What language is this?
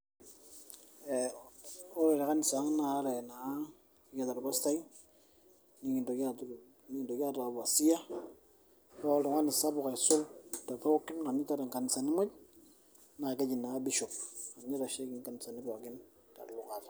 Masai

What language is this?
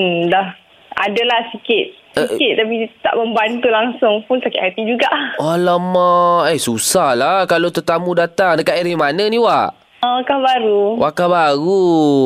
Malay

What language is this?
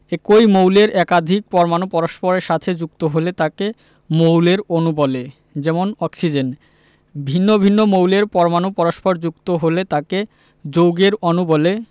Bangla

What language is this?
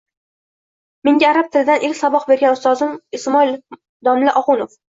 Uzbek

